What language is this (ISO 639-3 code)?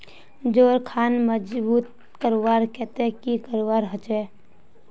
mag